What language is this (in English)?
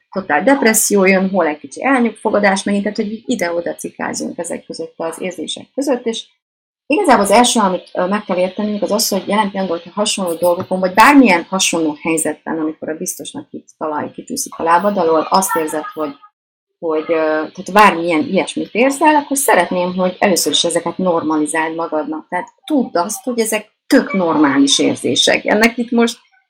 Hungarian